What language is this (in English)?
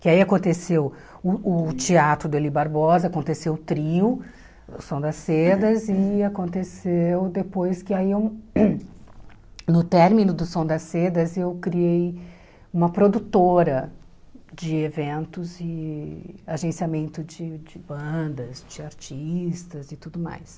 Portuguese